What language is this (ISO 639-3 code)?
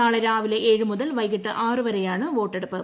mal